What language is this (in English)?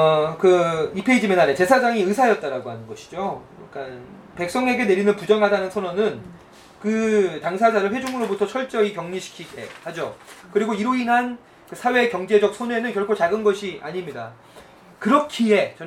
Korean